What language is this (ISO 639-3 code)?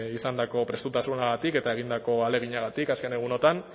eus